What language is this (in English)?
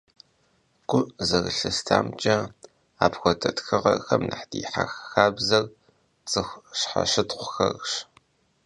Kabardian